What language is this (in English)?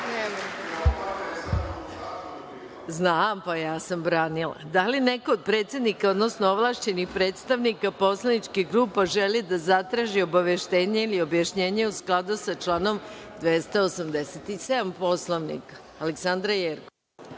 Serbian